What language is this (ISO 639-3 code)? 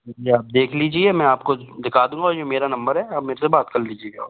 hin